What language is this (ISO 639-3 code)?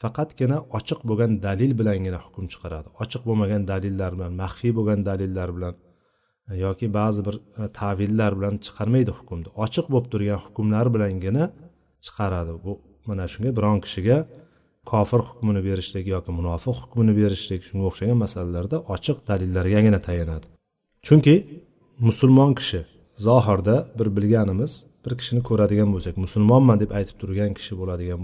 bul